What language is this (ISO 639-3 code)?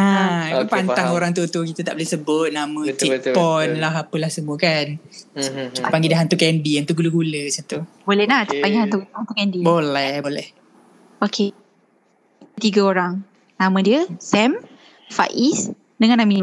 msa